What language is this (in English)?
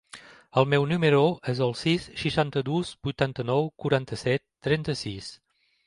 Catalan